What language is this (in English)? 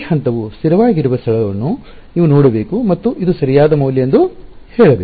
Kannada